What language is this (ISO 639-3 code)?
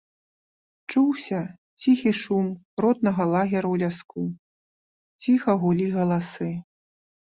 bel